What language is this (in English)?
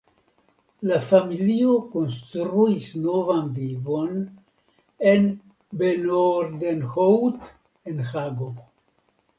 Esperanto